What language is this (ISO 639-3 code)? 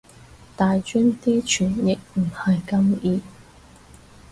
yue